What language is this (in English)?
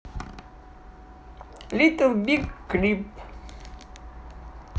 Russian